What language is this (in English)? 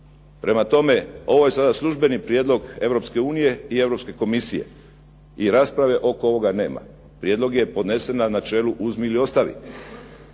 Croatian